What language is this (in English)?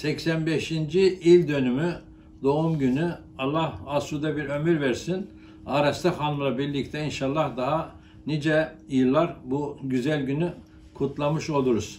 Turkish